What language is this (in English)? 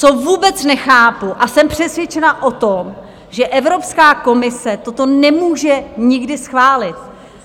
Czech